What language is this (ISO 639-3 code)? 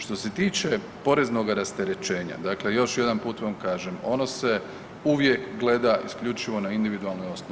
hrv